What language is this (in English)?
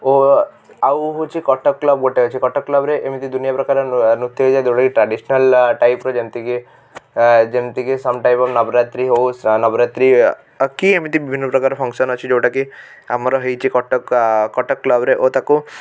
Odia